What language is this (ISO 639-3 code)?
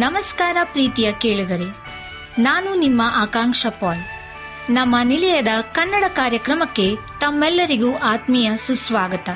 kan